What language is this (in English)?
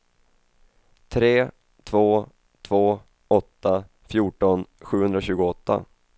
Swedish